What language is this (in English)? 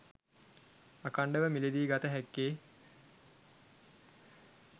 Sinhala